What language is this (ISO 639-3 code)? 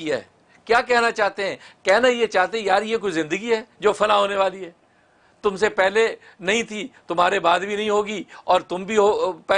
urd